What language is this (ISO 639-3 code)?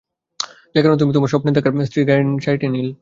ben